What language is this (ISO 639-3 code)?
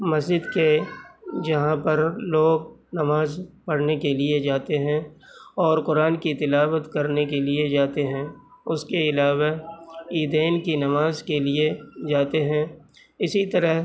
urd